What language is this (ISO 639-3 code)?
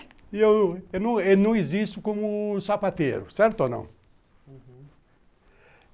por